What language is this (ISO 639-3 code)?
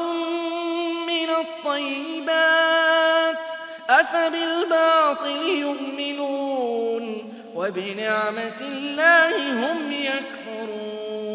ara